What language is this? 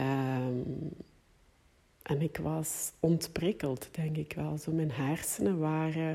Dutch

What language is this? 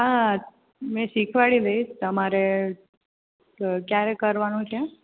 Gujarati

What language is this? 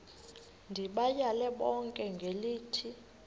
Xhosa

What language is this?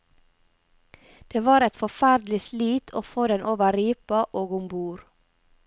Norwegian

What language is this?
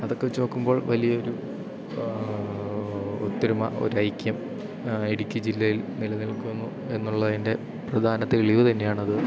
Malayalam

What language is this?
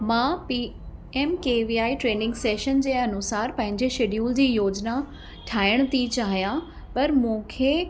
Sindhi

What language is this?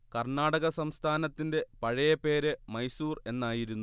Malayalam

